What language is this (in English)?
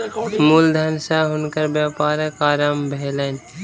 Maithili